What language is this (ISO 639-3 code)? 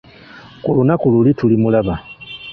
lug